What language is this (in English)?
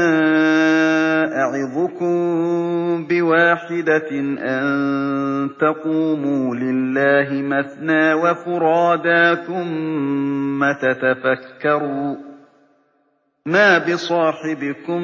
Arabic